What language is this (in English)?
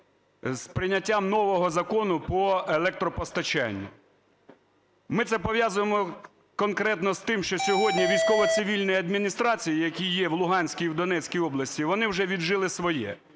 Ukrainian